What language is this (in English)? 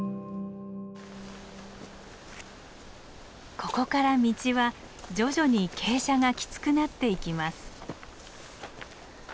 Japanese